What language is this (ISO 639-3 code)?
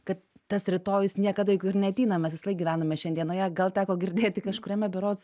lit